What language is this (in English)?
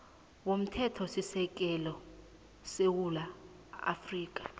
South Ndebele